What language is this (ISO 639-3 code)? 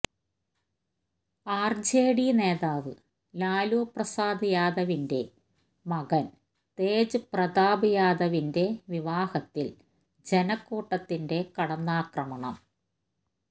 mal